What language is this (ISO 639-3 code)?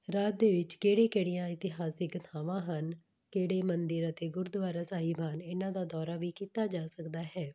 pan